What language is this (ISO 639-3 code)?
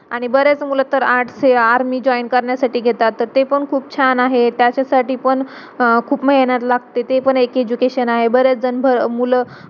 mar